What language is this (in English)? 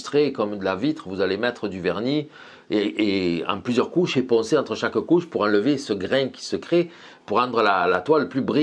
French